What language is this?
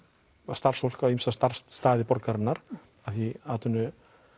Icelandic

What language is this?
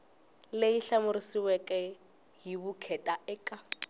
Tsonga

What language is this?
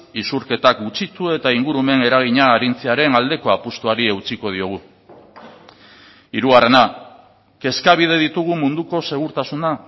Basque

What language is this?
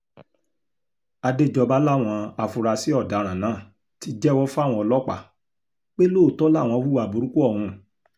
Yoruba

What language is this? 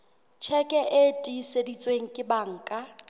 Southern Sotho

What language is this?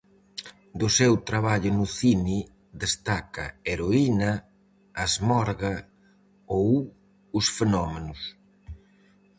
Galician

